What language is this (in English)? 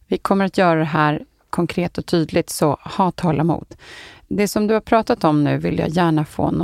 Swedish